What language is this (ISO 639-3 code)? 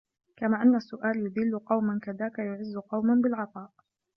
ara